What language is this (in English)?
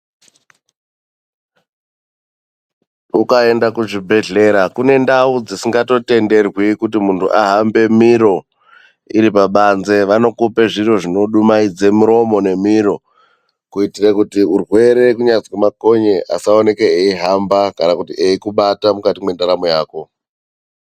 Ndau